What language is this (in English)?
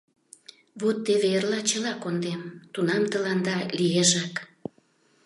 Mari